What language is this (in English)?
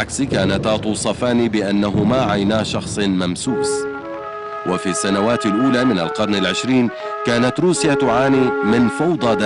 Arabic